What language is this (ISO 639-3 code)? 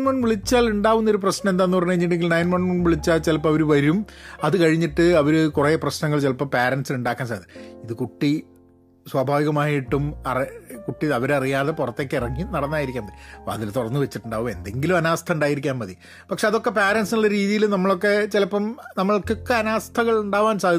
mal